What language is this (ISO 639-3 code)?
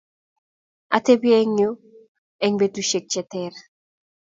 kln